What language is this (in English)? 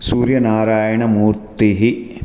Sanskrit